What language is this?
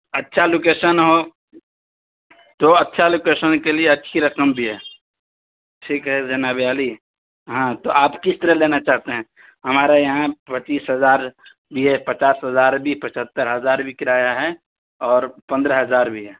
Urdu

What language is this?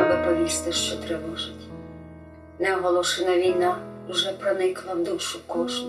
Ukrainian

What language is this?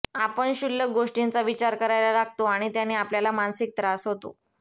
Marathi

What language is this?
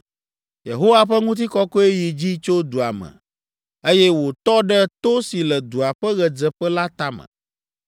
Ewe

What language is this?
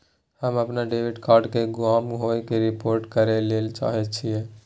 Maithili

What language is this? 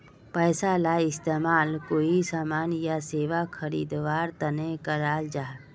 Magahi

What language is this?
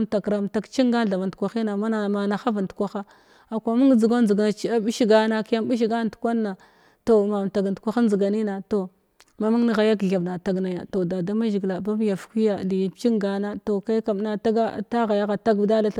Glavda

